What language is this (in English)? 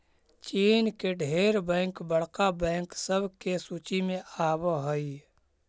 Magahi